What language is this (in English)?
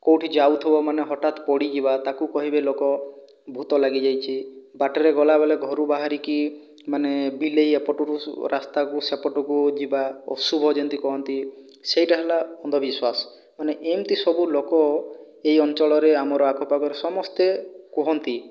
Odia